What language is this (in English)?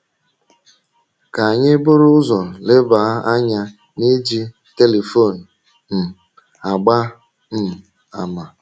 Igbo